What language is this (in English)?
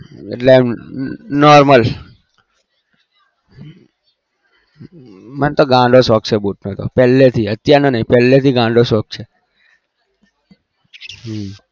Gujarati